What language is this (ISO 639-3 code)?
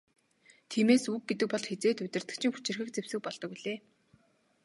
mon